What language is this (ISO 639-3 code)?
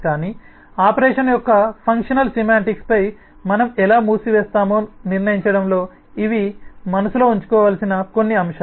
tel